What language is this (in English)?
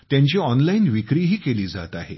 Marathi